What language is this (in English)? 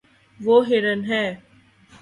Urdu